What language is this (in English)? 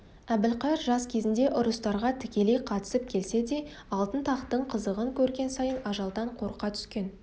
Kazakh